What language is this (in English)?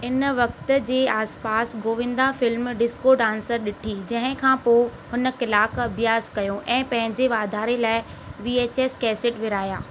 Sindhi